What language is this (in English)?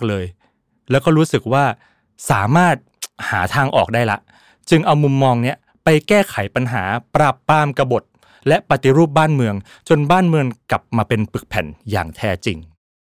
Thai